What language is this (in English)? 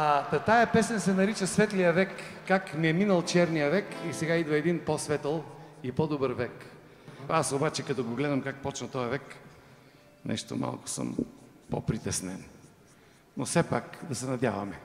Bulgarian